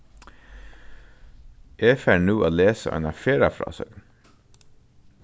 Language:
Faroese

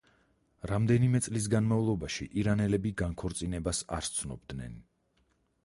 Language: Georgian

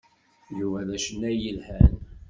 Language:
Kabyle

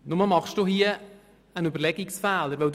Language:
Swiss German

